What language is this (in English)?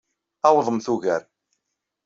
Kabyle